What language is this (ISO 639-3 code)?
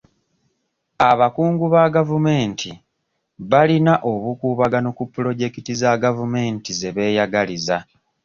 lug